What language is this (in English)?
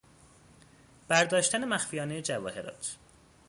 Persian